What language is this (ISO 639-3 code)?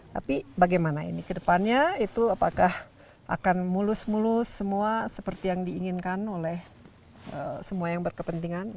ind